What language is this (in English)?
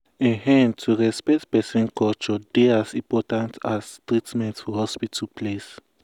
Nigerian Pidgin